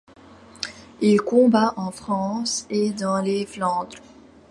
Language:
French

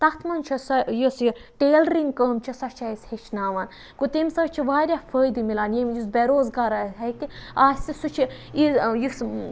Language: Kashmiri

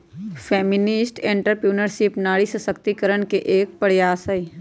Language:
Magahi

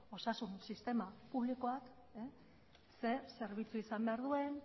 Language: Basque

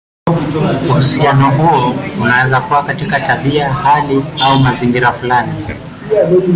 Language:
Swahili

